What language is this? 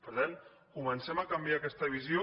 Catalan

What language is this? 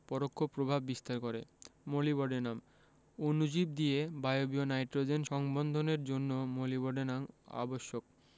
Bangla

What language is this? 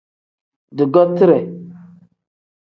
Tem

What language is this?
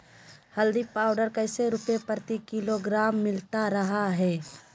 Magahi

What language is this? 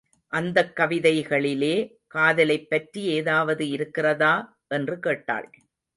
Tamil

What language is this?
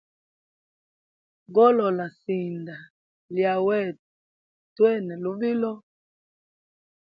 Hemba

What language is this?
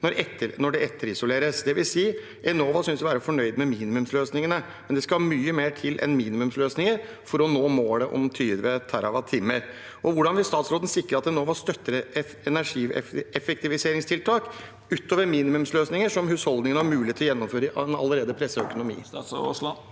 Norwegian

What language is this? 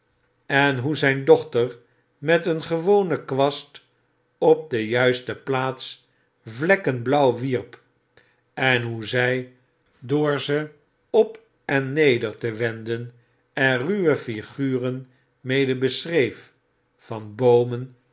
Dutch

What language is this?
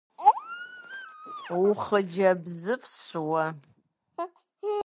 Kabardian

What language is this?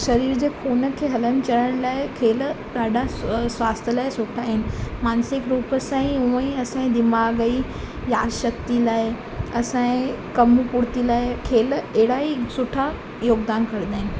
Sindhi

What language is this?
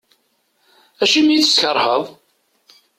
Kabyle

